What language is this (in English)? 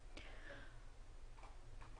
Hebrew